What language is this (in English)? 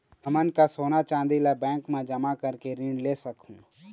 Chhattisgarhi